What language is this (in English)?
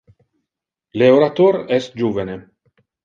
Interlingua